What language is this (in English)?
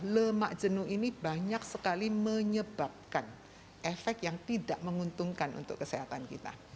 Indonesian